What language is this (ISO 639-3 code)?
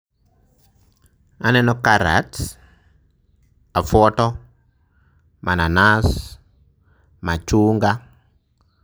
luo